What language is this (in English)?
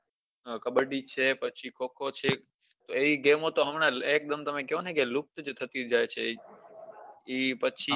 Gujarati